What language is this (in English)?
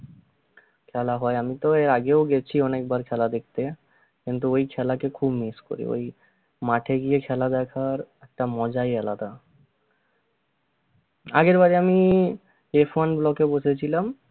Bangla